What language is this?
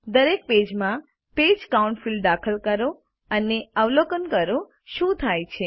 Gujarati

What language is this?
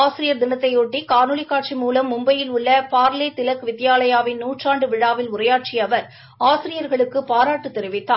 Tamil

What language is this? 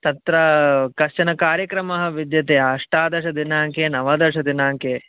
Sanskrit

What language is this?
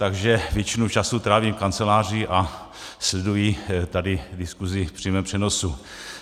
Czech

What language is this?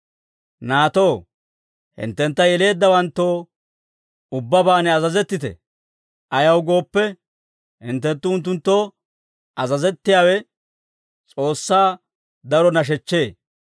Dawro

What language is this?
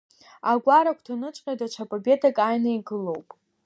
Abkhazian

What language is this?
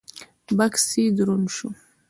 Pashto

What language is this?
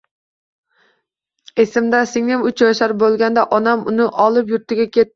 Uzbek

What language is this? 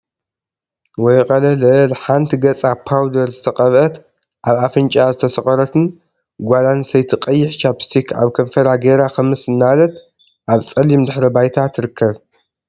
Tigrinya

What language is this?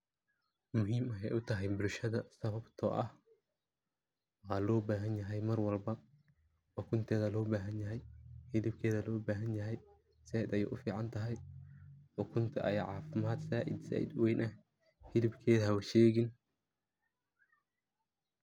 Somali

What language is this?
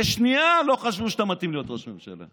Hebrew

